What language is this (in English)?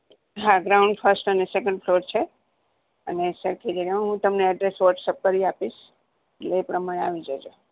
Gujarati